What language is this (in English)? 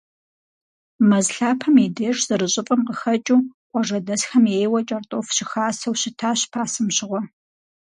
Kabardian